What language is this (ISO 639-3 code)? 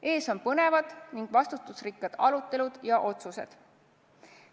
est